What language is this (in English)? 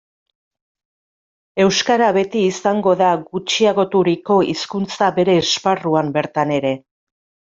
Basque